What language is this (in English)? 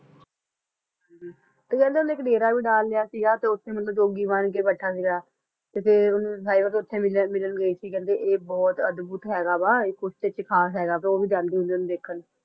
Punjabi